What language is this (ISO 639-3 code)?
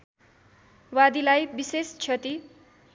nep